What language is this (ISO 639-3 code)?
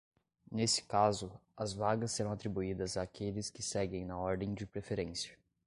por